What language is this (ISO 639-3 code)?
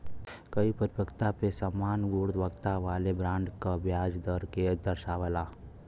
bho